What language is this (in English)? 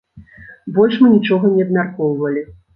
Belarusian